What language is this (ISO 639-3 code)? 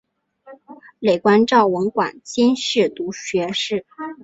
zho